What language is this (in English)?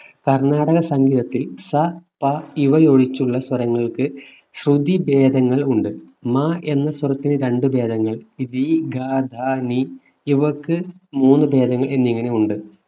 Malayalam